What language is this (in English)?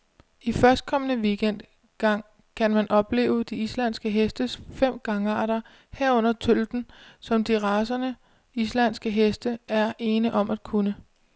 Danish